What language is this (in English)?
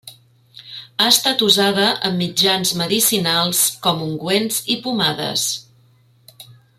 Catalan